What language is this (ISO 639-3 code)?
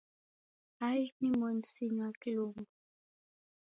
dav